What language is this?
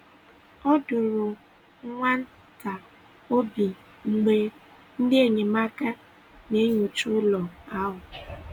Igbo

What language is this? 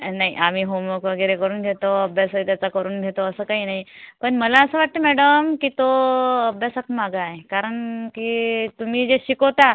Marathi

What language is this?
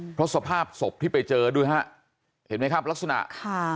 Thai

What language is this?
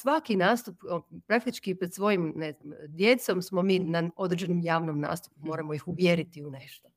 Croatian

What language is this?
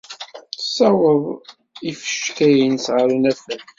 Kabyle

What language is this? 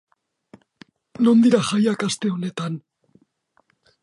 Basque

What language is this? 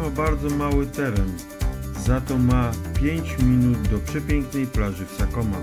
Polish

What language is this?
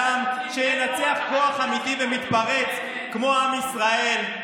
Hebrew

